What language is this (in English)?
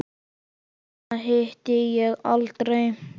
Icelandic